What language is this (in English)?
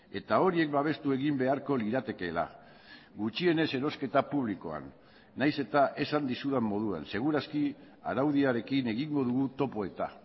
Basque